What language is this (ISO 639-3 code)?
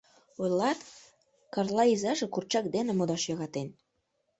chm